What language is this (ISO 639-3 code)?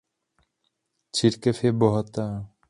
ces